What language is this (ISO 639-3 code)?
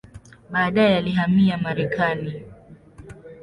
swa